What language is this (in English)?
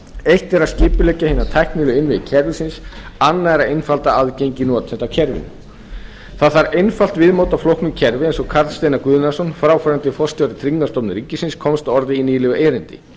Icelandic